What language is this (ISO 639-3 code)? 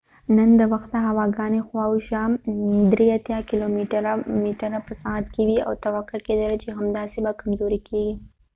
pus